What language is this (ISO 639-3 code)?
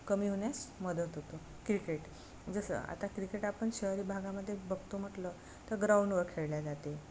mar